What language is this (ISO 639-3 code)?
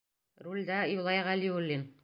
bak